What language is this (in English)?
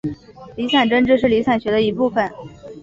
Chinese